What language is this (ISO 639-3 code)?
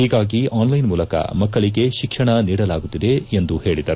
kan